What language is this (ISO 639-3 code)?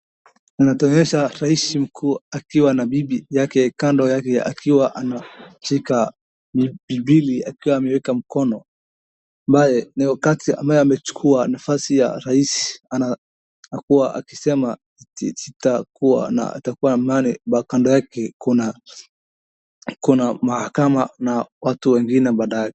swa